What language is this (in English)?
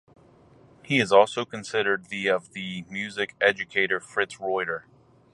English